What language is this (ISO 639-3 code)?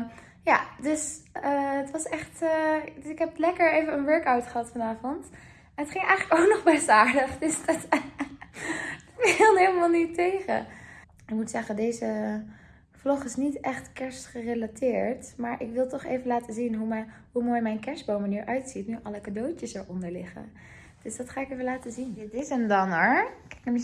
nld